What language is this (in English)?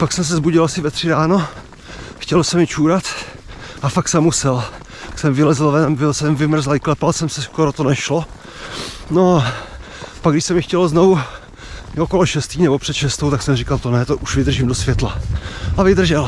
Czech